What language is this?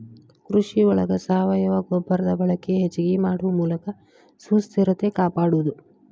Kannada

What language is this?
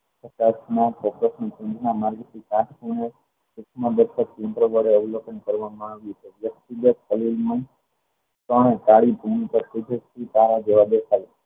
Gujarati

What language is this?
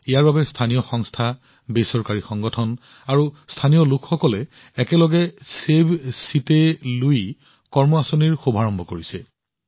Assamese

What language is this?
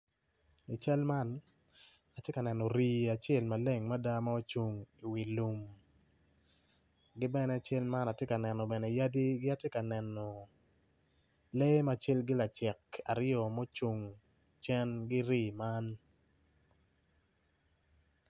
Acoli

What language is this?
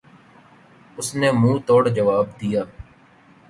Urdu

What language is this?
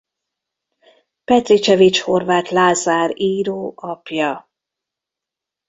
Hungarian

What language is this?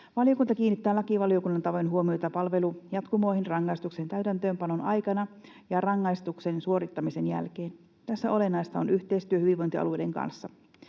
Finnish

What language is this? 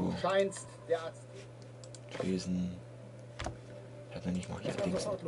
German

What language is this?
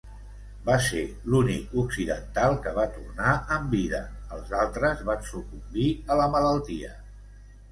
Catalan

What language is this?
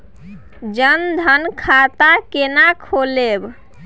Maithili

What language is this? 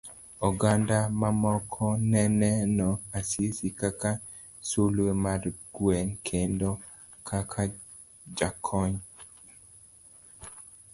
Luo (Kenya and Tanzania)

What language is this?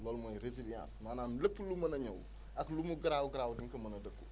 Wolof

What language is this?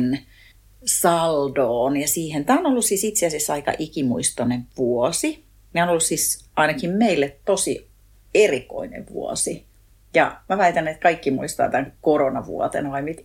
Finnish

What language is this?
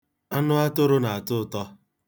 Igbo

